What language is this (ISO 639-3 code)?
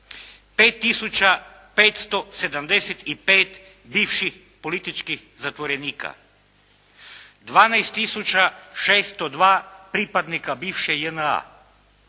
hrv